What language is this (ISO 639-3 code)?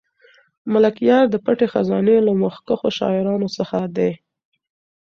pus